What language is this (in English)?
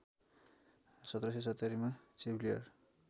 Nepali